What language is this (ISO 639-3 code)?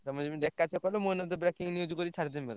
ori